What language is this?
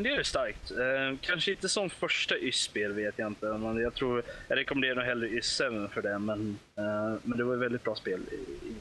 Swedish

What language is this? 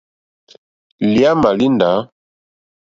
Mokpwe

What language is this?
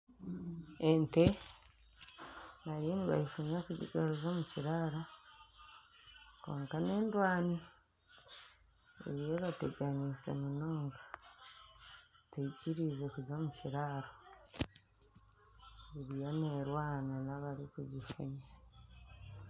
Nyankole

